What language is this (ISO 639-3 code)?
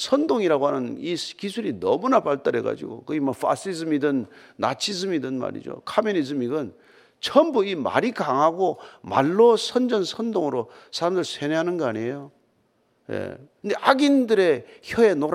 kor